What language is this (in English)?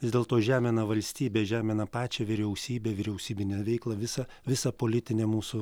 Lithuanian